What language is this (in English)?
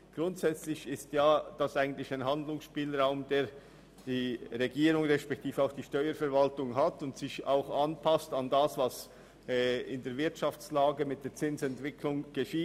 Swiss German